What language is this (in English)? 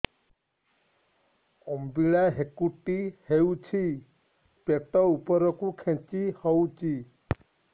Odia